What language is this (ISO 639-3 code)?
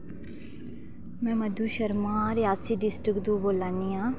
doi